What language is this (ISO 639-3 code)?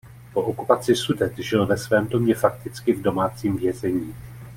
ces